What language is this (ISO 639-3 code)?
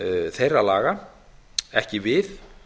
isl